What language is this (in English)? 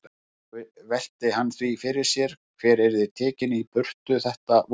Icelandic